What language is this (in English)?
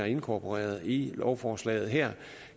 Danish